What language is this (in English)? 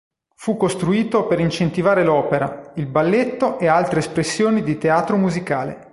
Italian